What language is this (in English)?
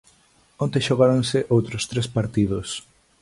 Galician